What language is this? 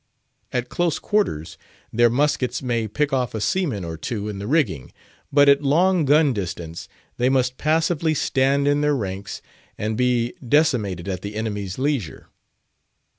English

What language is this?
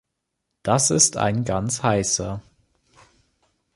German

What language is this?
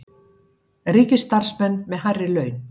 Icelandic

